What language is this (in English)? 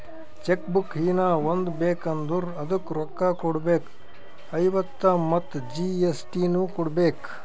Kannada